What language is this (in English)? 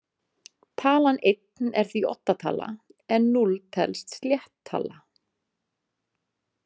Icelandic